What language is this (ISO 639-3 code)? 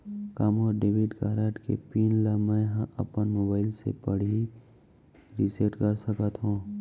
hne